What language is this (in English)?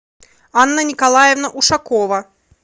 Russian